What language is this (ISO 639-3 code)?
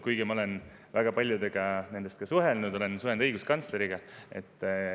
est